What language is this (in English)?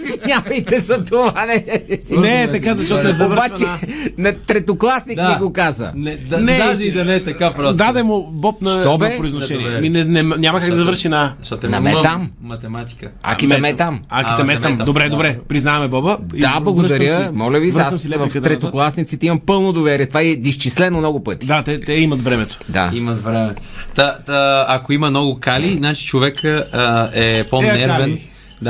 Bulgarian